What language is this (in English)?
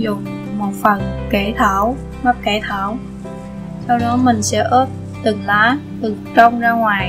Vietnamese